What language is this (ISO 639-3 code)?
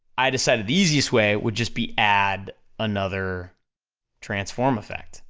eng